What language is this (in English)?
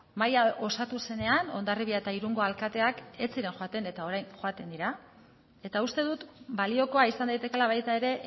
Basque